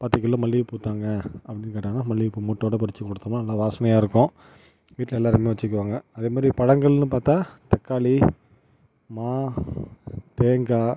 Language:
Tamil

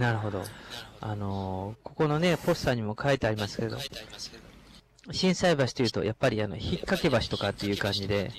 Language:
Japanese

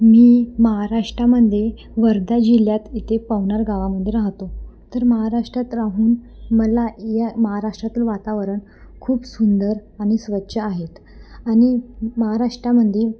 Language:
Marathi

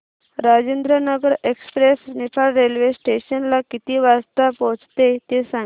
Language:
Marathi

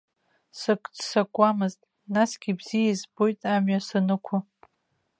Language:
Abkhazian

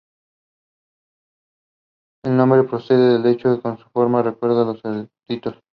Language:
Spanish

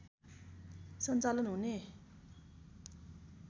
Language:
Nepali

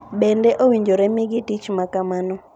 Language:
Luo (Kenya and Tanzania)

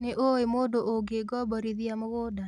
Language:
Kikuyu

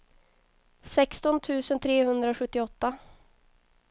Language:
Swedish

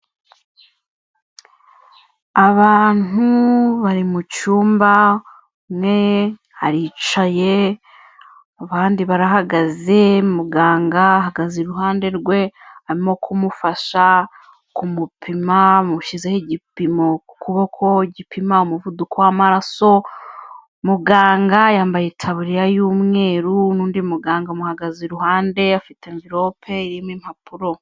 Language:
Kinyarwanda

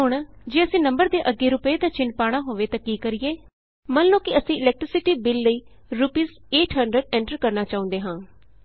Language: Punjabi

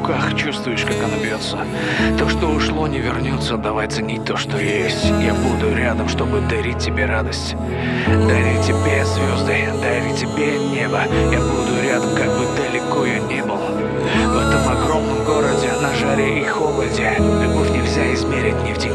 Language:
Turkish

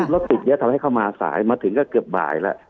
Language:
Thai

